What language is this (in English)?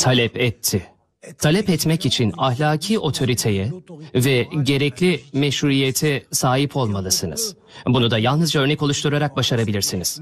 Turkish